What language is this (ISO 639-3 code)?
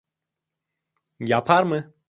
tur